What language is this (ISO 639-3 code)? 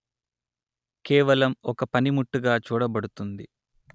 tel